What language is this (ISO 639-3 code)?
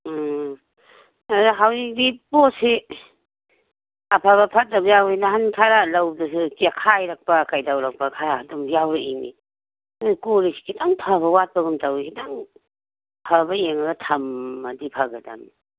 mni